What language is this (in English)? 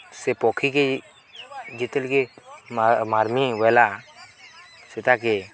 Odia